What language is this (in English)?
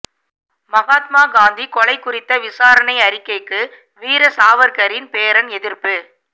Tamil